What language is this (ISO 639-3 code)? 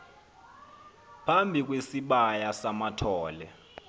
xho